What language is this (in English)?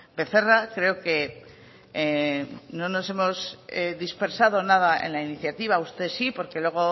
Spanish